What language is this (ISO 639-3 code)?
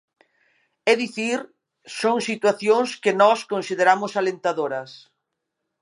glg